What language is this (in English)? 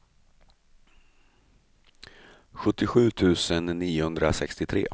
Swedish